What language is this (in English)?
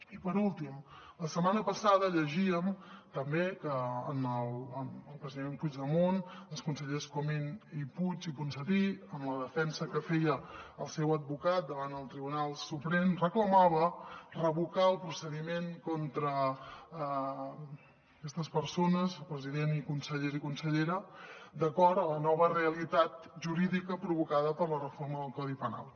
Catalan